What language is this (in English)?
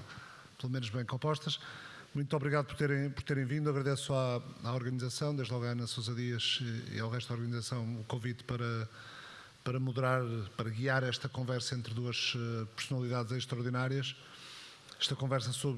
Portuguese